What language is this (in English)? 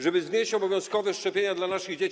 Polish